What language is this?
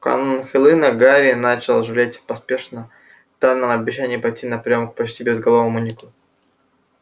Russian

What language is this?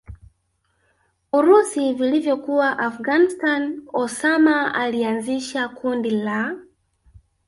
Swahili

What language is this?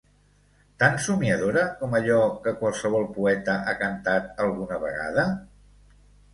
Catalan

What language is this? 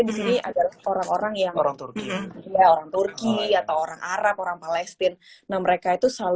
Indonesian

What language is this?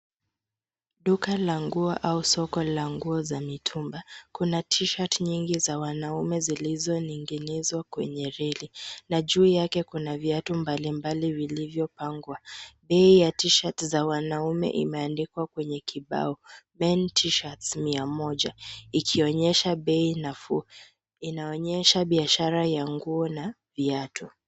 Swahili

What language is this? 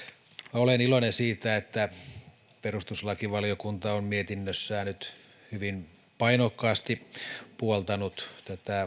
Finnish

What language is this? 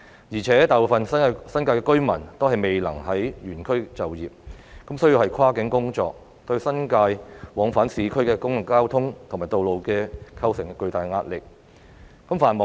Cantonese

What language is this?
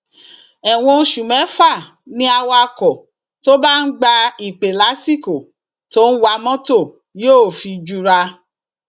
Yoruba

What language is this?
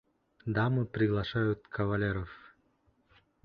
Bashkir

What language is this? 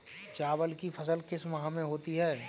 Hindi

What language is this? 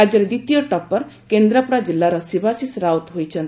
Odia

